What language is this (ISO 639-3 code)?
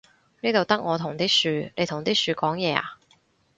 yue